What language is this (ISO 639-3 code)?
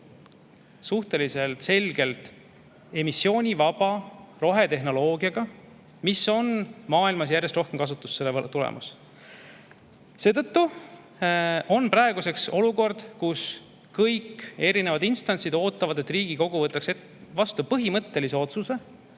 est